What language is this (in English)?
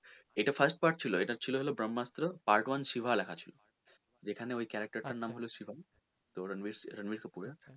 Bangla